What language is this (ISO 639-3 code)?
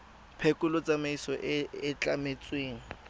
tsn